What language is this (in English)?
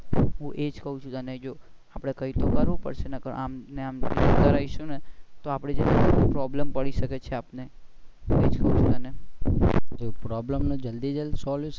Gujarati